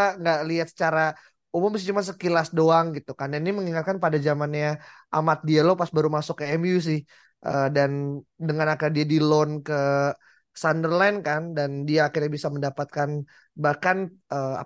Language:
Indonesian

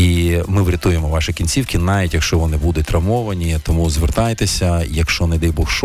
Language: Ukrainian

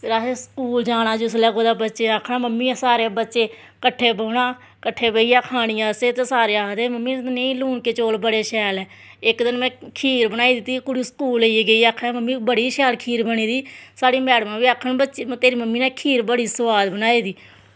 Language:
Dogri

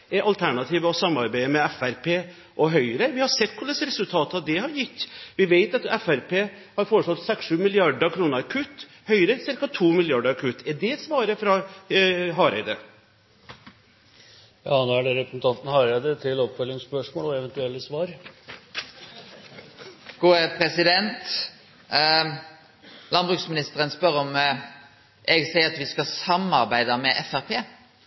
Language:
Norwegian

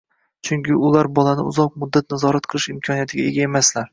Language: Uzbek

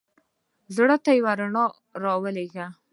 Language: Pashto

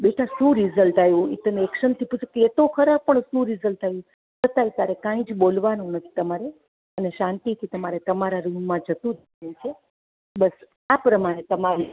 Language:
Gujarati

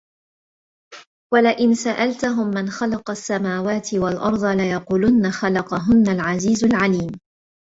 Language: Arabic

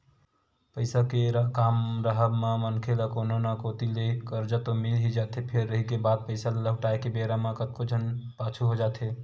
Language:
Chhattisgarhi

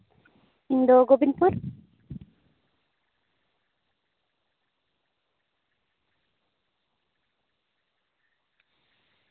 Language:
Santali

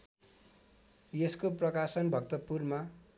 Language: Nepali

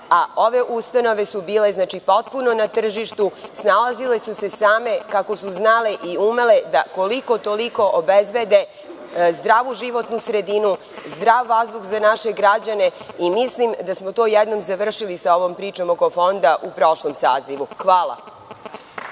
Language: Serbian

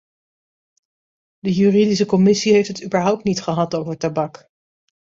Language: Dutch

